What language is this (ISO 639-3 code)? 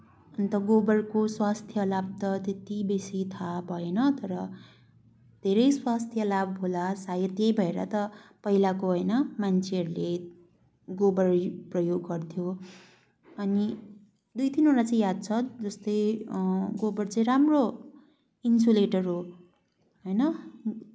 nep